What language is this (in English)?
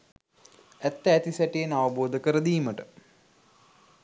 Sinhala